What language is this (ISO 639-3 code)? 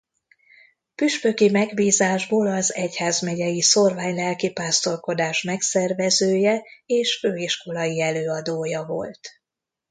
hun